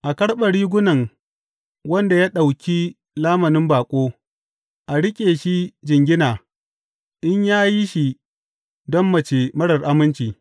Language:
Hausa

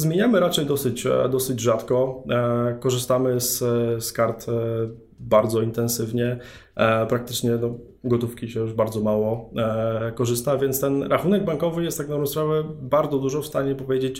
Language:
Polish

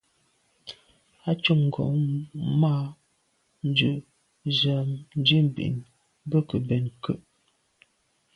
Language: Medumba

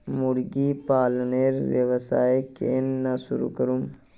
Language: Magahi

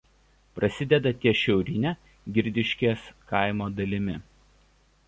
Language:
Lithuanian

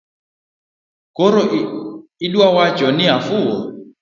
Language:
Luo (Kenya and Tanzania)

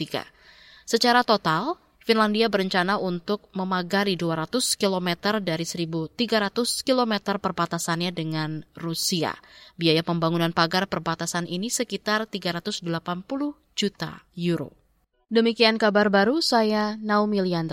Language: Indonesian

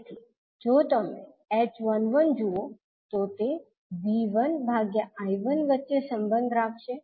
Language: Gujarati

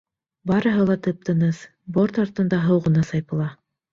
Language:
Bashkir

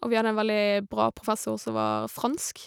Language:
Norwegian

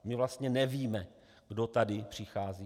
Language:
Czech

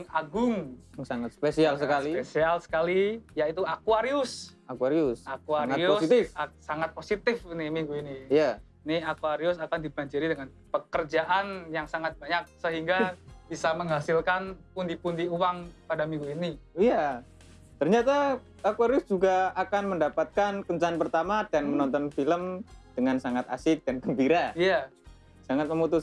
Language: Indonesian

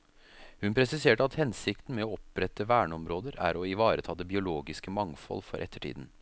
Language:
Norwegian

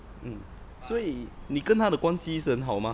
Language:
English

